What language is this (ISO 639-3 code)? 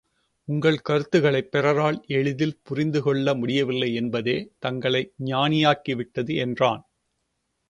tam